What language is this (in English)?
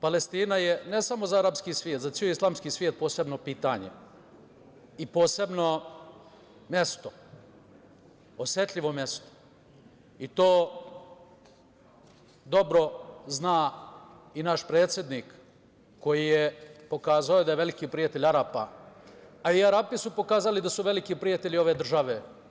Serbian